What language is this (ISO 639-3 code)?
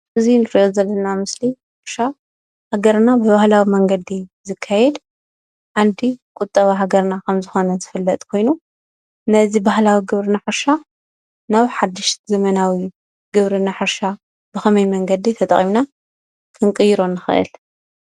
tir